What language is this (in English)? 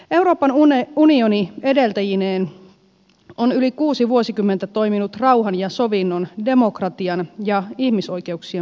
Finnish